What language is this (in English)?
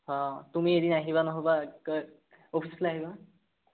Assamese